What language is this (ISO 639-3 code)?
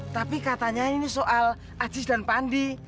ind